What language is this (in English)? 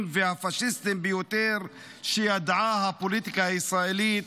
Hebrew